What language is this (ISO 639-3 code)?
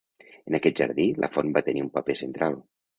cat